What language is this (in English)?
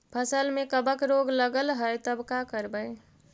Magahi